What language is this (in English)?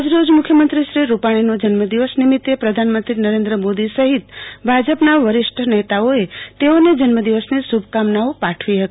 Gujarati